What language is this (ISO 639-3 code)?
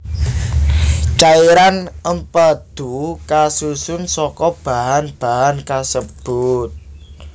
jav